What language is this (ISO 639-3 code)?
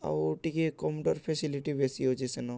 ori